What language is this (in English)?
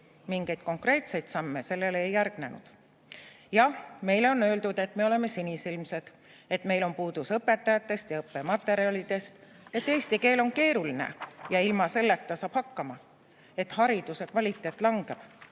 Estonian